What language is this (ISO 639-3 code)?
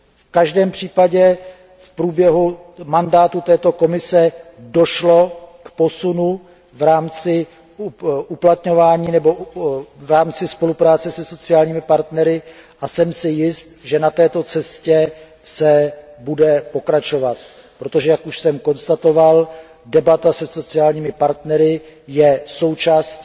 ces